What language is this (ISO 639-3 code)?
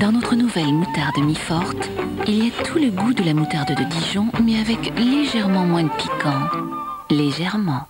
fra